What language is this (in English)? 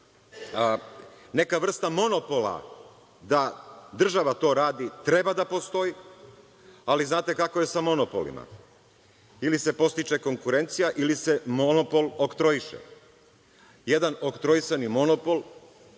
Serbian